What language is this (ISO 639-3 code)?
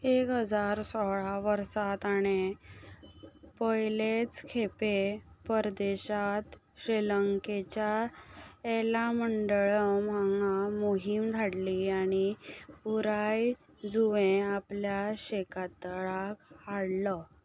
kok